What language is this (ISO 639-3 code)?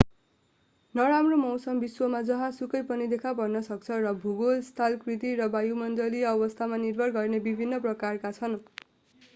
nep